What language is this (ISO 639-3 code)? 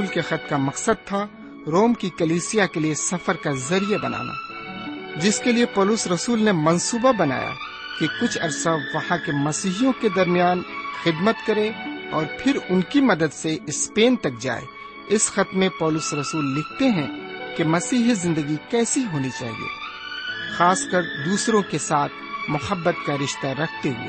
urd